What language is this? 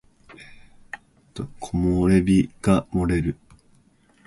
Japanese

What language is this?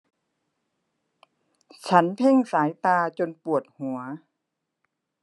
Thai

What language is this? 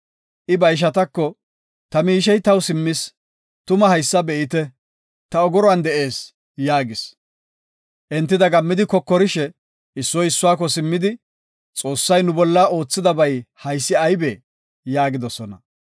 Gofa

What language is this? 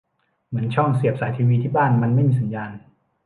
Thai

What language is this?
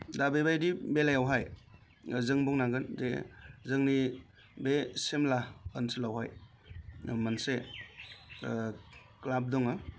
Bodo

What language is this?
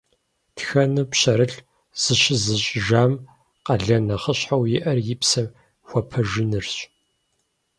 Kabardian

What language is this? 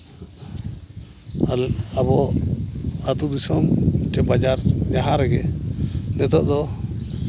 Santali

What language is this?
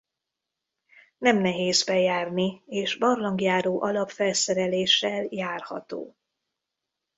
Hungarian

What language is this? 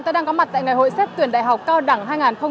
Vietnamese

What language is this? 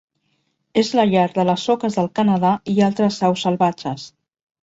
Catalan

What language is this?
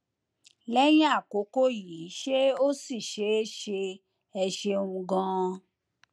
Yoruba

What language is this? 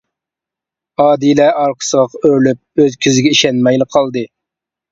Uyghur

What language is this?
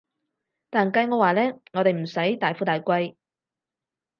Cantonese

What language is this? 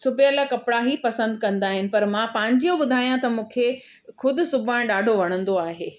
Sindhi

